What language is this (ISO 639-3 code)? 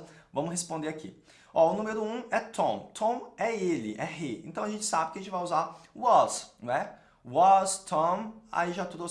por